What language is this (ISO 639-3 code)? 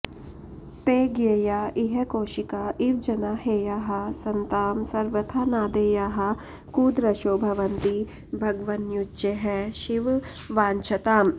san